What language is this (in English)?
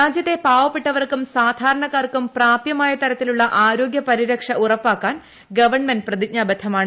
Malayalam